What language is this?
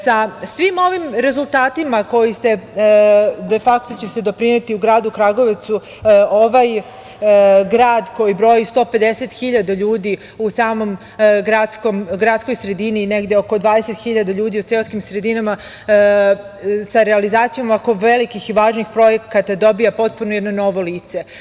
Serbian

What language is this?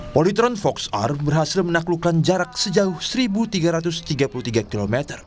Indonesian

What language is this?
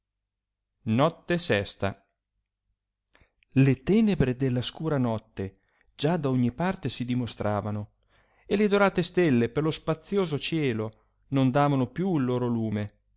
Italian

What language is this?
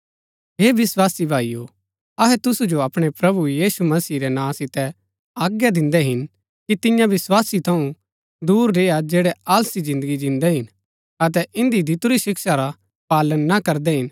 Gaddi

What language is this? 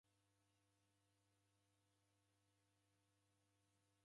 Taita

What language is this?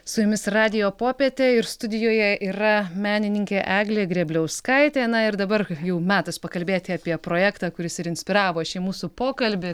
Lithuanian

